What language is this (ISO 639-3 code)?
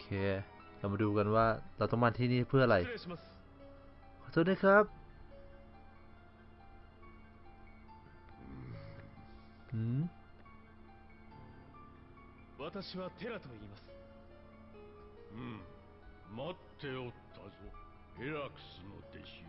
tha